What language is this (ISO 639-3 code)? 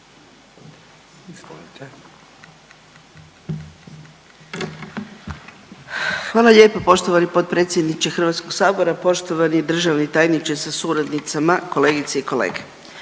hrv